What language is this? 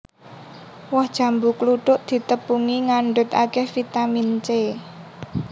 Javanese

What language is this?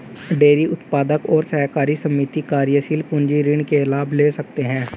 Hindi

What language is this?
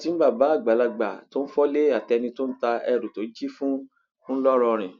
Yoruba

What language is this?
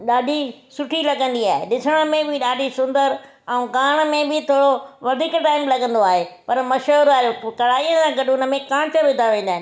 Sindhi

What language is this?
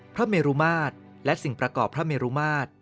Thai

